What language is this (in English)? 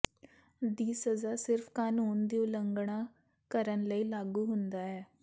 Punjabi